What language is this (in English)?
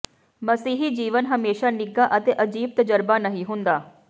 Punjabi